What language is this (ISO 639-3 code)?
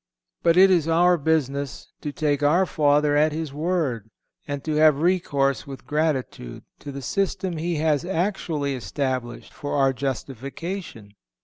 eng